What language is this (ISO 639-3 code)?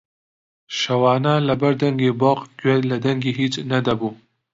ckb